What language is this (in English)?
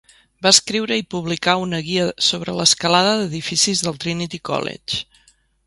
Catalan